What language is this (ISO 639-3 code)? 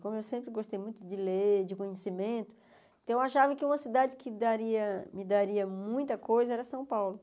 por